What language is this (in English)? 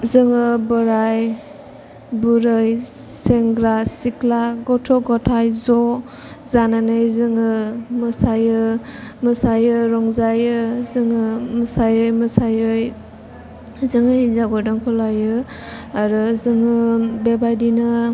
Bodo